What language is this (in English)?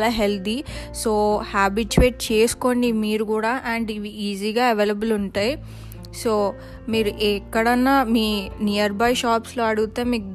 Telugu